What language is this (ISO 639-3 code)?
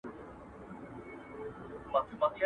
pus